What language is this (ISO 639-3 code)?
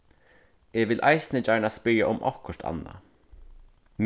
fao